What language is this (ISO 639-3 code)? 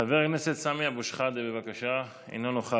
heb